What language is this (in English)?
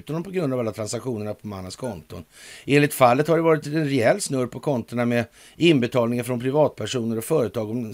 Swedish